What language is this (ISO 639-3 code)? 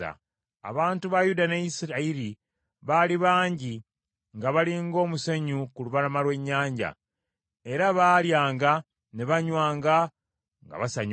lug